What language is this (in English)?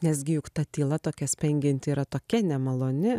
Lithuanian